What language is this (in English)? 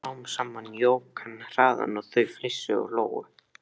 Icelandic